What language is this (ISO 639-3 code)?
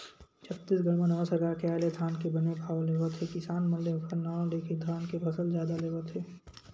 hne